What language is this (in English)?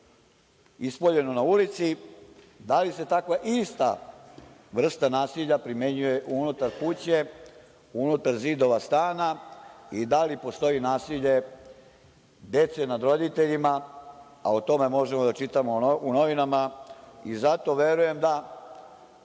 Serbian